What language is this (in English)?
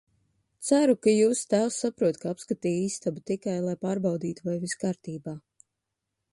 Latvian